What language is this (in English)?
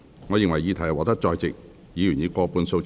Cantonese